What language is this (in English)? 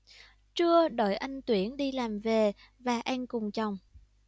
Vietnamese